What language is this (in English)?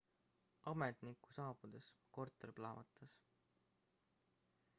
Estonian